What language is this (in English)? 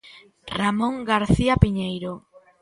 Galician